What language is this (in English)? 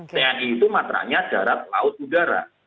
Indonesian